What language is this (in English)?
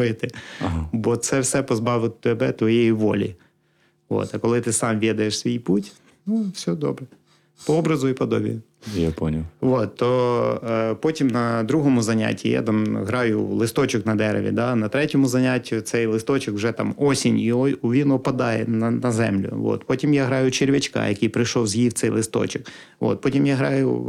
Ukrainian